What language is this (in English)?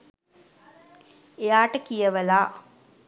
Sinhala